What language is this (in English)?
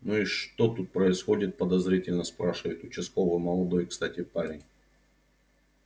Russian